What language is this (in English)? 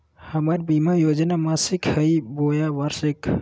Magahi